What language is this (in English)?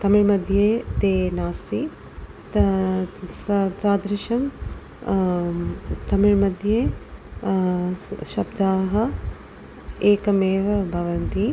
Sanskrit